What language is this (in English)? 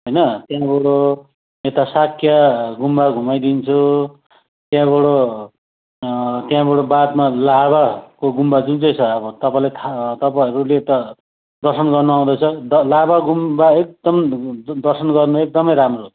Nepali